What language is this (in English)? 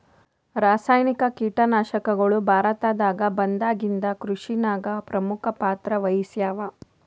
Kannada